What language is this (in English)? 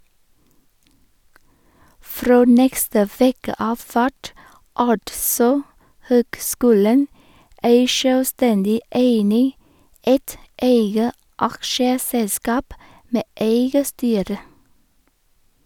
Norwegian